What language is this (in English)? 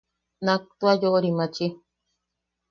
Yaqui